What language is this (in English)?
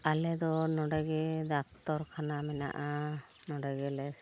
Santali